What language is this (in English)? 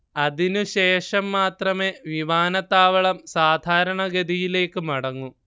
Malayalam